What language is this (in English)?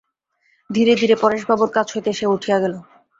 Bangla